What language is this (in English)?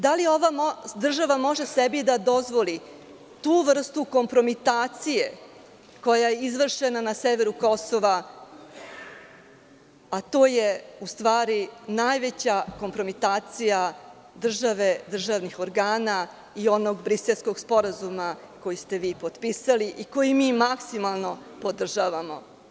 Serbian